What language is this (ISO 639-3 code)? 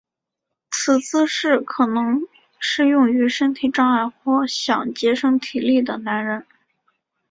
zho